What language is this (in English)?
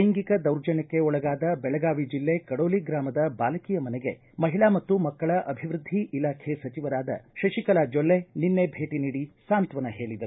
Kannada